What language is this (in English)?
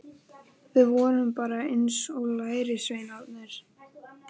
Icelandic